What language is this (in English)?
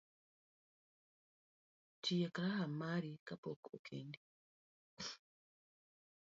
Luo (Kenya and Tanzania)